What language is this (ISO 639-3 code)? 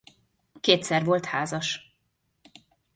hun